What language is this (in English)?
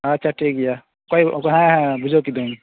Santali